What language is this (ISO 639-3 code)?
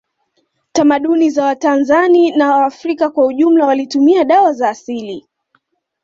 swa